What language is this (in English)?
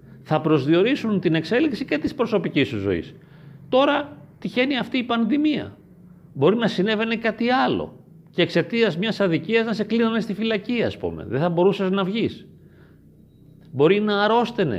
Greek